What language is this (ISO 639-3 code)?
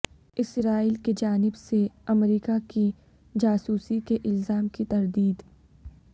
urd